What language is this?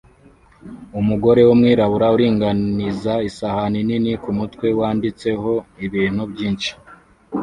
Kinyarwanda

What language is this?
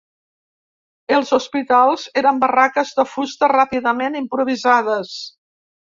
Catalan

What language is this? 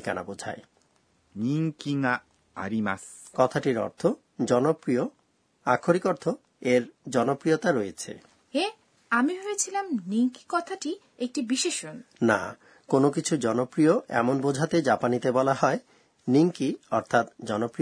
Bangla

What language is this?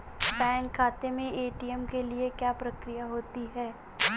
Hindi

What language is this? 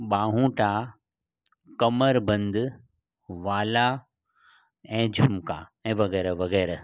Sindhi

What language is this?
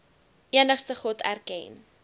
Afrikaans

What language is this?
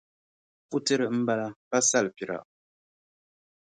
Dagbani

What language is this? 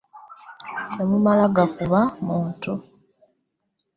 Ganda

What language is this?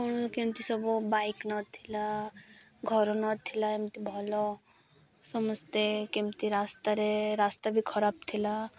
Odia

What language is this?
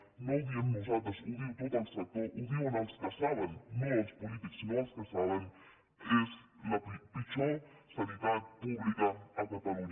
Catalan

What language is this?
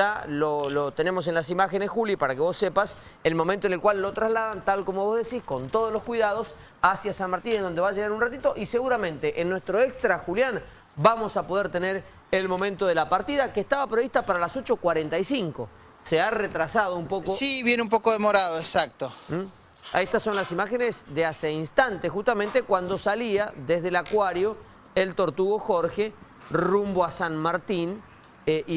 Spanish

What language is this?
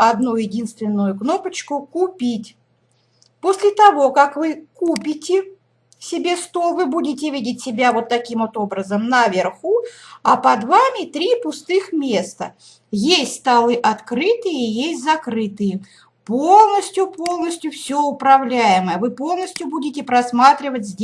Russian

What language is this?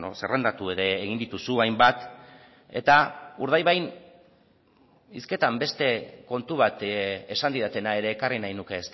Basque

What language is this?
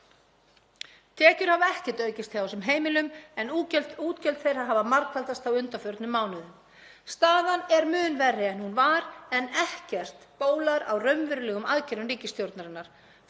Icelandic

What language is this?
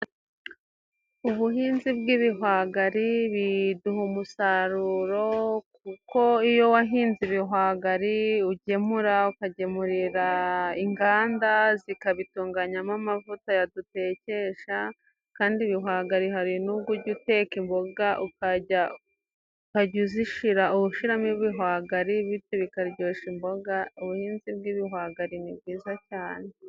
Kinyarwanda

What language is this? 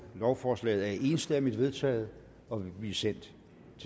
Danish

